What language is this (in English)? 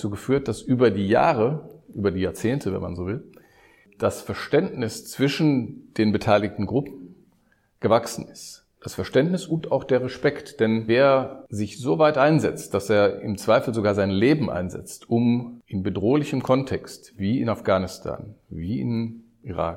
German